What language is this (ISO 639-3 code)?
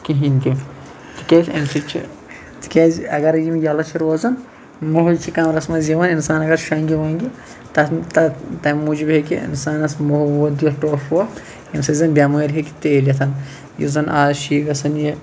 kas